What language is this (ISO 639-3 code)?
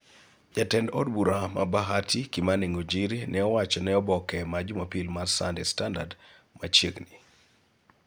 luo